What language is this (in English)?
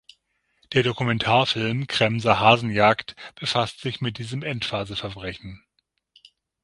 German